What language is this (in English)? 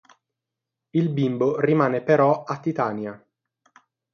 Italian